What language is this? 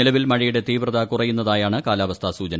Malayalam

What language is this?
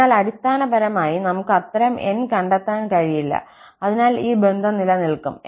Malayalam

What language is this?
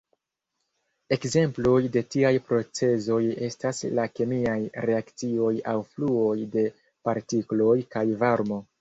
Esperanto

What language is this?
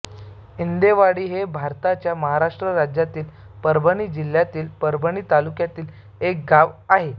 Marathi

